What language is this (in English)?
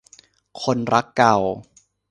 Thai